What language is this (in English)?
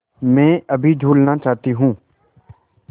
Hindi